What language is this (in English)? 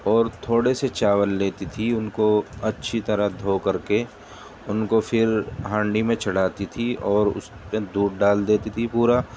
Urdu